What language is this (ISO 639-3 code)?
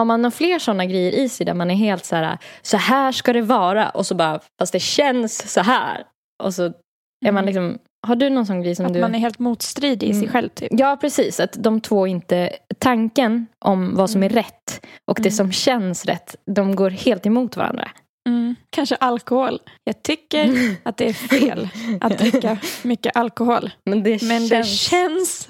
swe